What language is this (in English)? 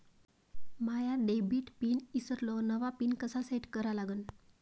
Marathi